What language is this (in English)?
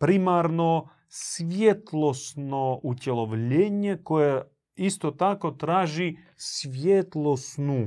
Croatian